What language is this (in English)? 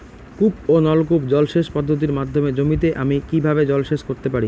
Bangla